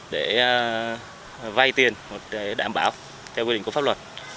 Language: Vietnamese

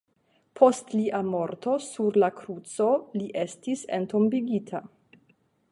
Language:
Esperanto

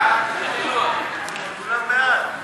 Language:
Hebrew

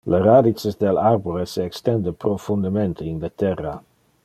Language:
Interlingua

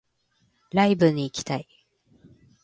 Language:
Japanese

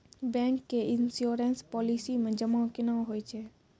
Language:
Maithili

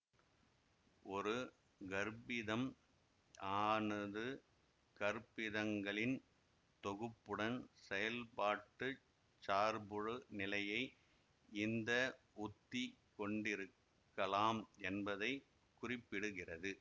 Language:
Tamil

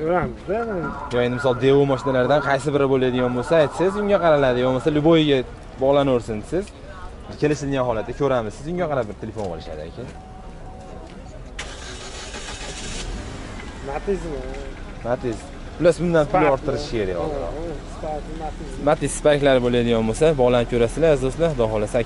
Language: Turkish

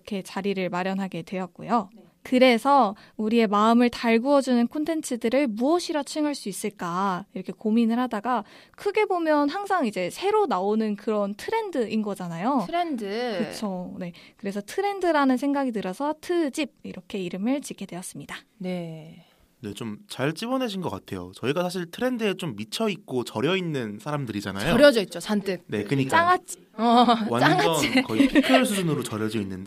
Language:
Korean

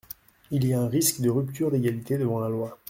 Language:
French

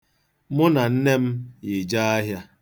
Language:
Igbo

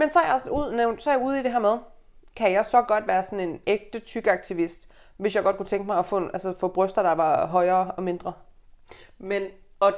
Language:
Danish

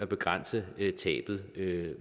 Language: Danish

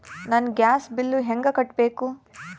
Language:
Kannada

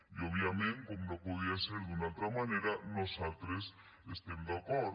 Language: Catalan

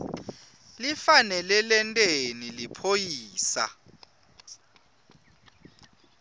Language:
Swati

